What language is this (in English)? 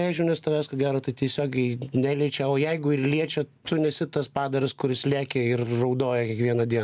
Lithuanian